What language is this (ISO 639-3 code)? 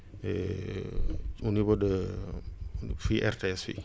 wol